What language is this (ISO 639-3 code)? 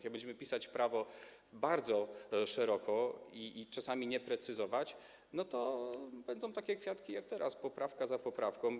pol